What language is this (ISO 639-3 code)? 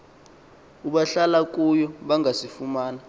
xho